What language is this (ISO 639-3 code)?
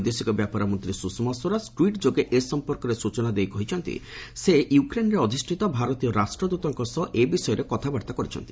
ori